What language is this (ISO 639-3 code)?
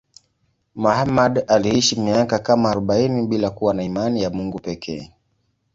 swa